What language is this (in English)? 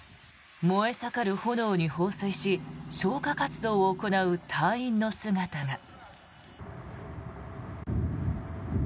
Japanese